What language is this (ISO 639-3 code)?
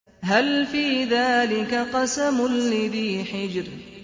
ara